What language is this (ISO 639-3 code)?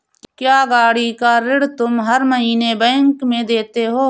hin